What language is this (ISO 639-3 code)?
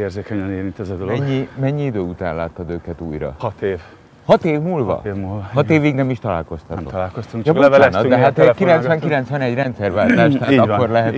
hun